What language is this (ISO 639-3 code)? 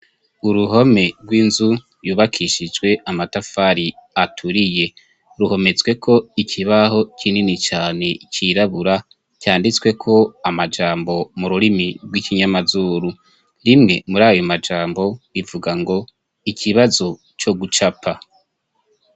run